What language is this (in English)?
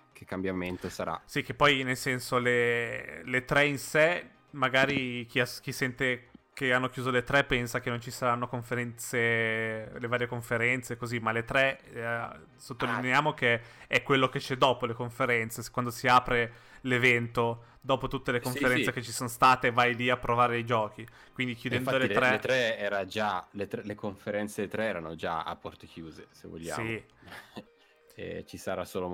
Italian